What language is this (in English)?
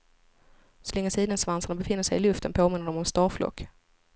Swedish